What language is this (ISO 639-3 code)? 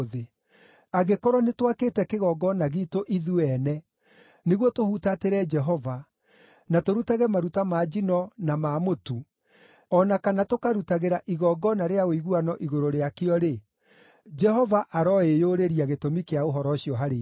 kik